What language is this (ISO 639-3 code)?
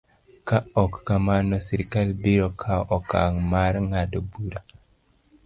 luo